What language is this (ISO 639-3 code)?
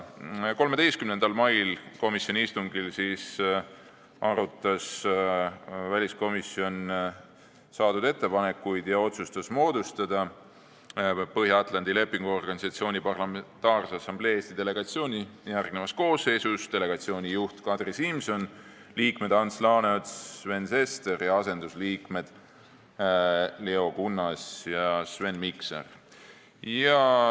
est